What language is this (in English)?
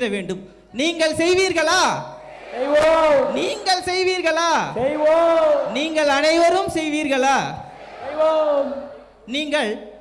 Indonesian